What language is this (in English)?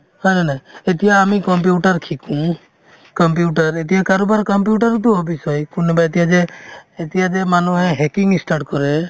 Assamese